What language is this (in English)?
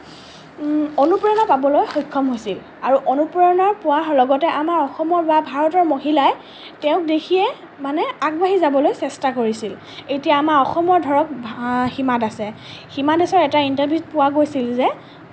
Assamese